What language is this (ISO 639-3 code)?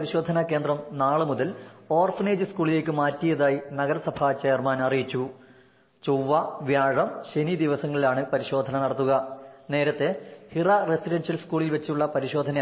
mal